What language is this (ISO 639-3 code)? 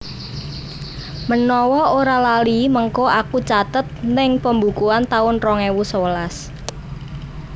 jav